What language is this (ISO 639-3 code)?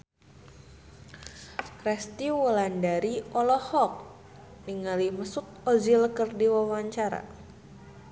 sun